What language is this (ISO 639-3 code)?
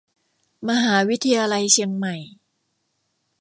tha